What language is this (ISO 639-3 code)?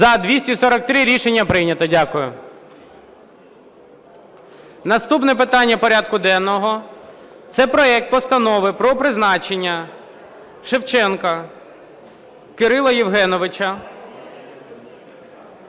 ukr